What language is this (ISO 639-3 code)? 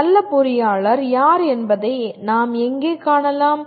tam